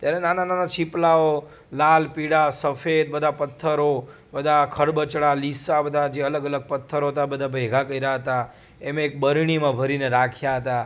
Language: Gujarati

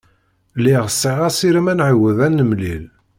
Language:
Kabyle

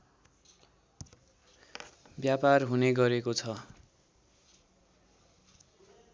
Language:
Nepali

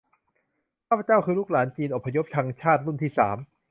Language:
Thai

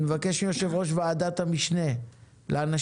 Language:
Hebrew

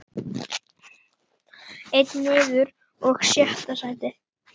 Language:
Icelandic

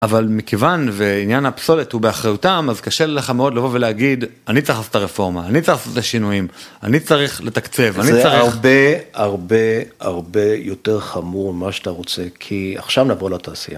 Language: Hebrew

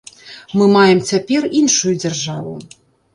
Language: Belarusian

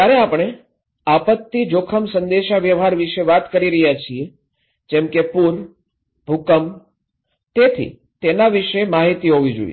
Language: Gujarati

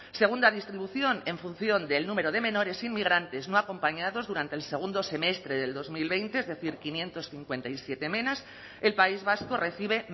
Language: Spanish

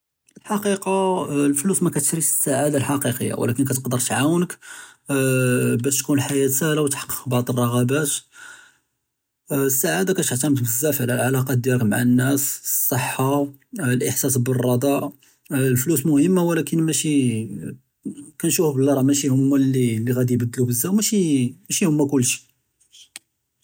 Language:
Judeo-Arabic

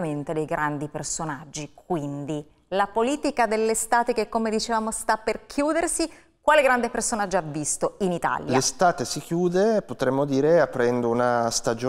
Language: Italian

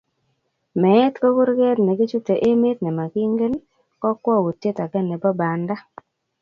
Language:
Kalenjin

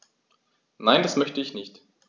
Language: German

